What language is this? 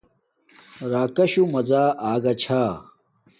Domaaki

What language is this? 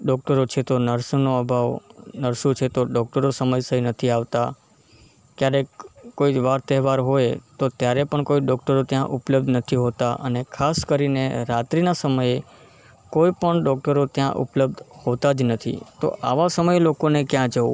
Gujarati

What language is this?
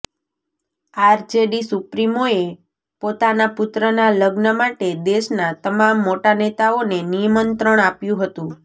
Gujarati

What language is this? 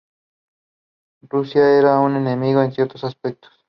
Spanish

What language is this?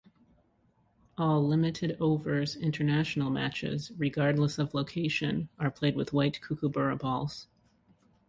English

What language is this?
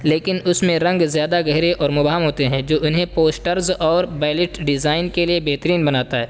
Urdu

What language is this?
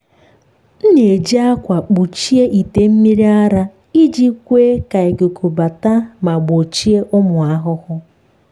Igbo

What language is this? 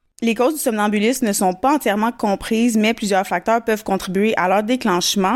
French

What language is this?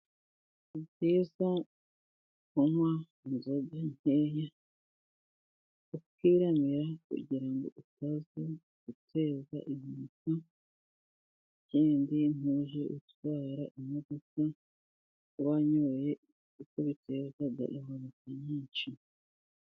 Kinyarwanda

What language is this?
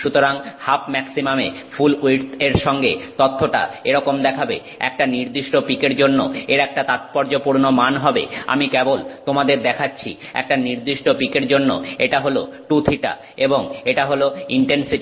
Bangla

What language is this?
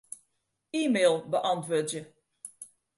Western Frisian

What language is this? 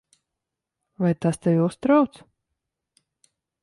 Latvian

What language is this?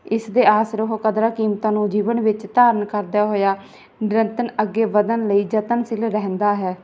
Punjabi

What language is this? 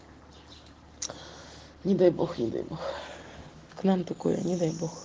Russian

